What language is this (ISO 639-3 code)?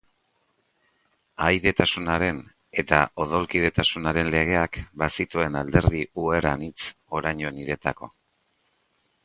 eus